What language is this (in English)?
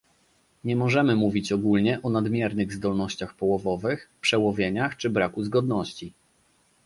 Polish